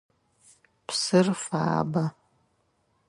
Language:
Adyghe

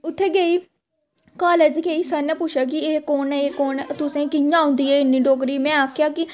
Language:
Dogri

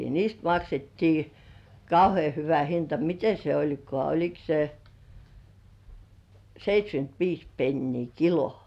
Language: Finnish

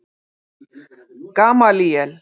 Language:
Icelandic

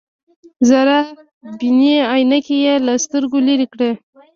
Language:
Pashto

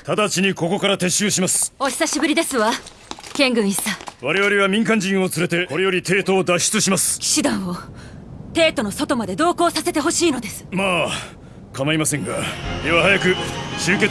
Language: Japanese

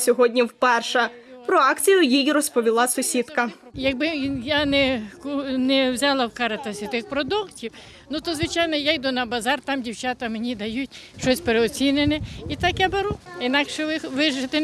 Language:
Ukrainian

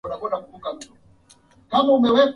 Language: Swahili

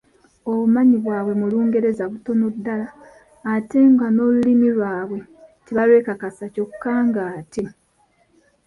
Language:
Ganda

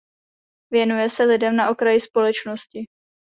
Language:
Czech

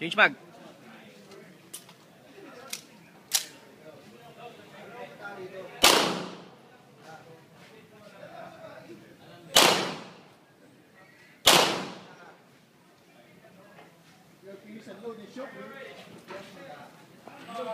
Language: Latvian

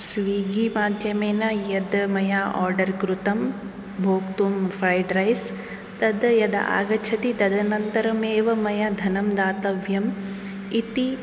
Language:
Sanskrit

